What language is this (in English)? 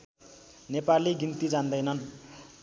Nepali